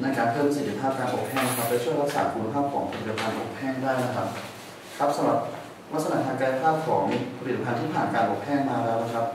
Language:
Thai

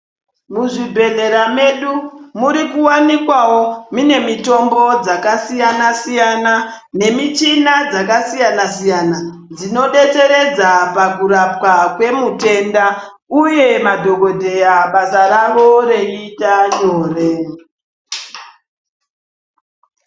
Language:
Ndau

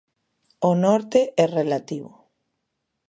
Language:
Galician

